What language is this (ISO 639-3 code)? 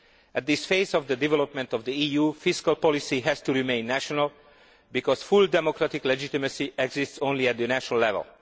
eng